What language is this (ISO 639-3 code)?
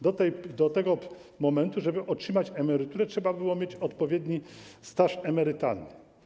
pol